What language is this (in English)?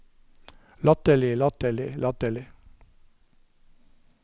Norwegian